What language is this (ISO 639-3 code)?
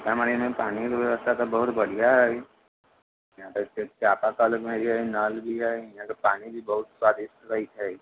mai